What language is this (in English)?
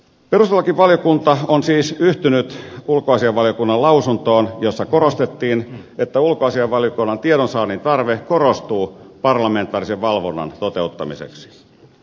Finnish